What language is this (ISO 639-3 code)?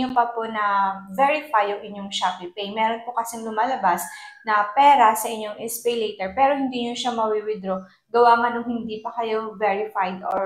fil